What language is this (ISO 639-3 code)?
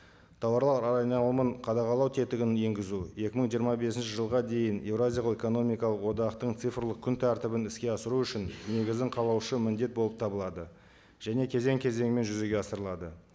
kaz